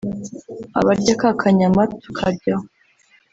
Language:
Kinyarwanda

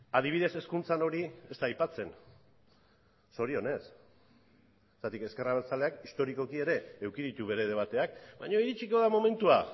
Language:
Basque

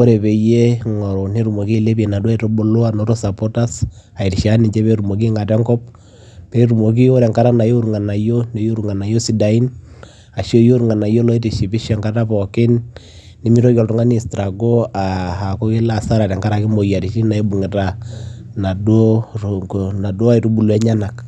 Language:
Masai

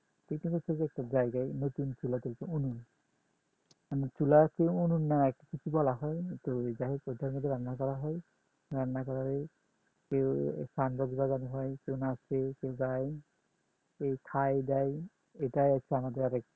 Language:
Bangla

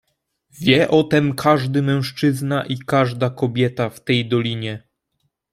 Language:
Polish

